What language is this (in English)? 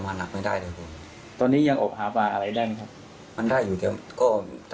Thai